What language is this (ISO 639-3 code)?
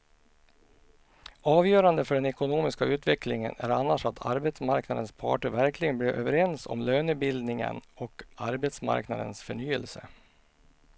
swe